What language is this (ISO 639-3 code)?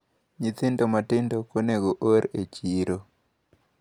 luo